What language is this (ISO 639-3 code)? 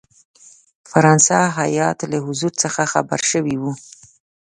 pus